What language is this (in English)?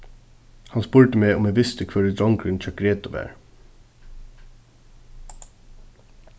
Faroese